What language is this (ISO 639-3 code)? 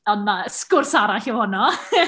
cym